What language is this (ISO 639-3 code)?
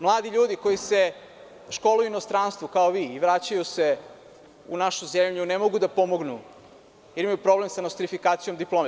srp